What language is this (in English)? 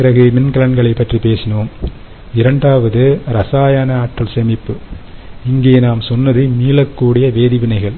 Tamil